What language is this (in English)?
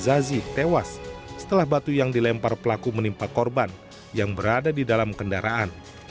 Indonesian